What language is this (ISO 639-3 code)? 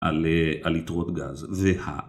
heb